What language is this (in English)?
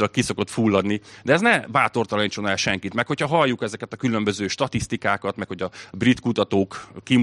Hungarian